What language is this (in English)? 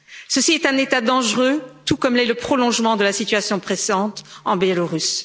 French